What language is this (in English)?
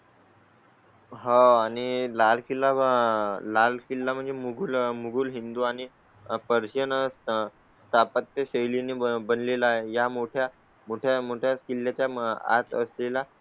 Marathi